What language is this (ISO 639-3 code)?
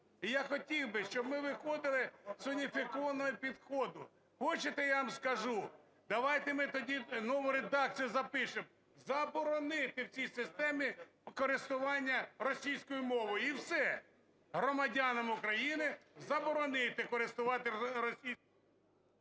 ukr